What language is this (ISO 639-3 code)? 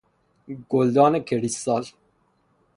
fas